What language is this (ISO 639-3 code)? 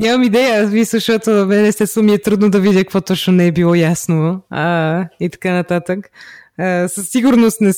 bul